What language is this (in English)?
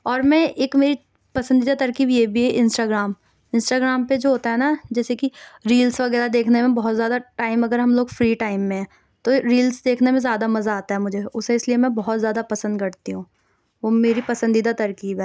Urdu